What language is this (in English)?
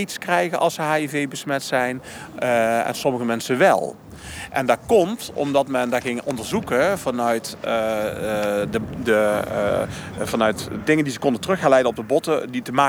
Dutch